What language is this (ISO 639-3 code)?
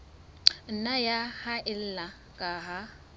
sot